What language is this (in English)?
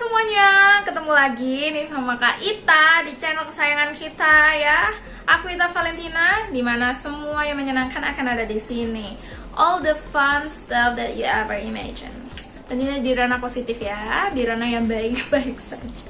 Indonesian